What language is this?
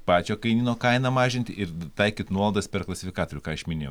Lithuanian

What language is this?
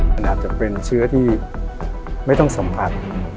Thai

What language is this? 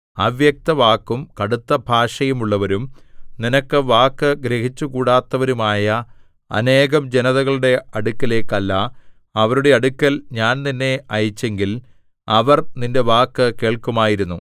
Malayalam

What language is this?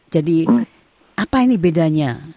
Indonesian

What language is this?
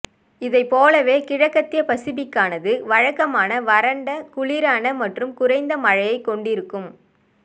Tamil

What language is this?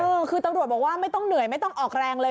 Thai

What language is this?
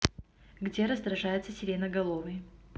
Russian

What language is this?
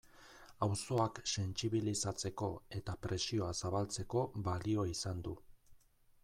Basque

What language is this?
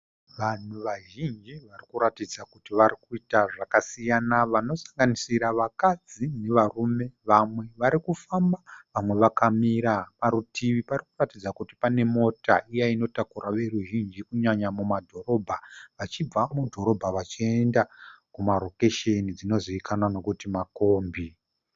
Shona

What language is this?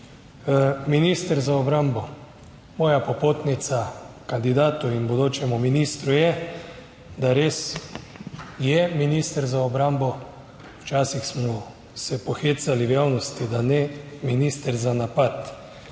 Slovenian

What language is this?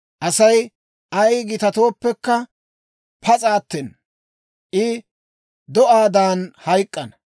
Dawro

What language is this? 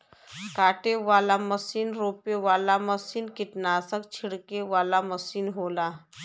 Bhojpuri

